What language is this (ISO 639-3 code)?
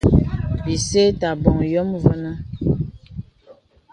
beb